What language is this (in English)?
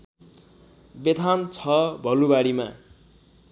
Nepali